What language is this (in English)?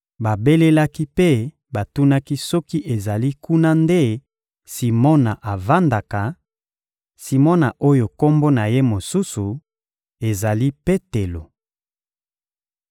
Lingala